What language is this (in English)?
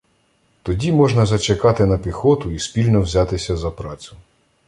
Ukrainian